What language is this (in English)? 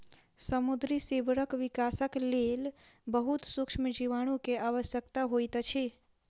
Maithili